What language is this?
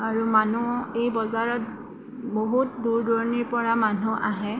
Assamese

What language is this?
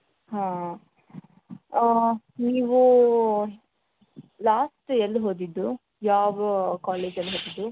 Kannada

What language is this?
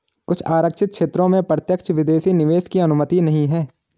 Hindi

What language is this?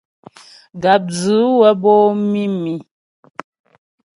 Ghomala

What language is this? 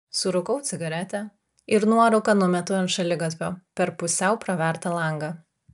Lithuanian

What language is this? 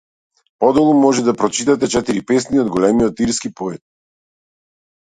Macedonian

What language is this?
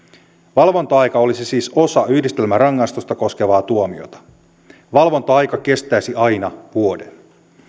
Finnish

